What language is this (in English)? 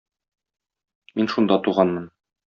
Tatar